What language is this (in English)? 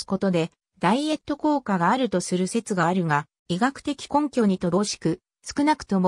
Japanese